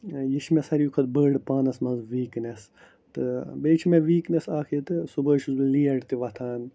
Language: Kashmiri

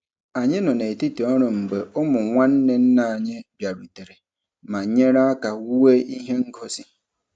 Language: Igbo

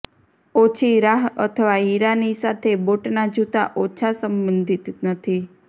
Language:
Gujarati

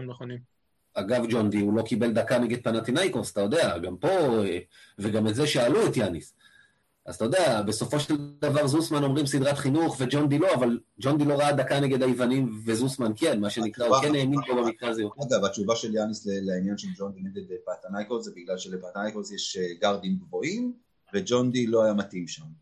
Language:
Hebrew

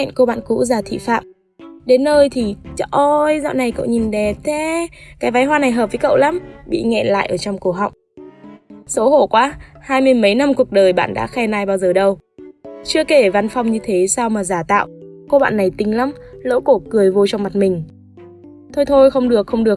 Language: Vietnamese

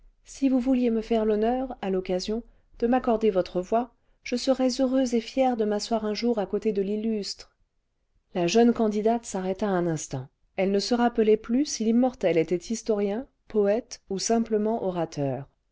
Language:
French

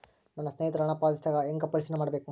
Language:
Kannada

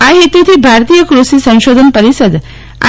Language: Gujarati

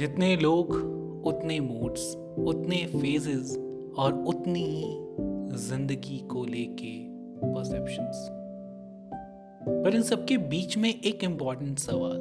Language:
Hindi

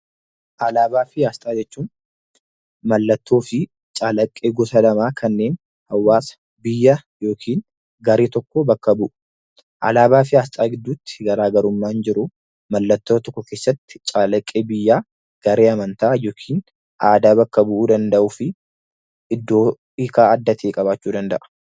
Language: Oromo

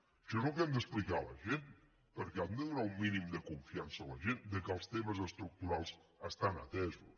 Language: Catalan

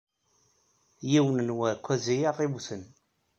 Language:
Kabyle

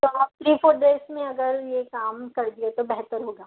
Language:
Urdu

